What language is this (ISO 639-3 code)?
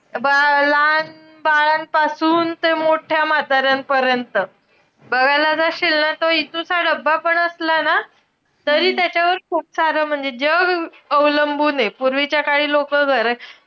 mar